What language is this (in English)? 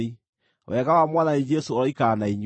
Kikuyu